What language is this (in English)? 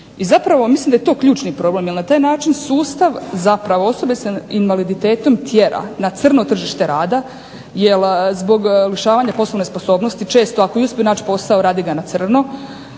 Croatian